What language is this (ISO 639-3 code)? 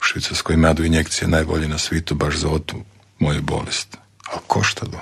hrv